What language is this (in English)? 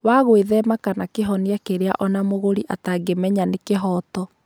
Kikuyu